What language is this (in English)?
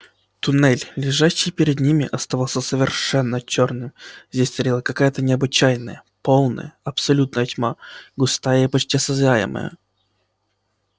Russian